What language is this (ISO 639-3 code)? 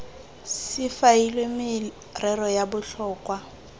tsn